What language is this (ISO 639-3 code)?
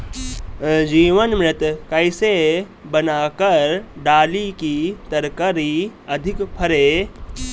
bho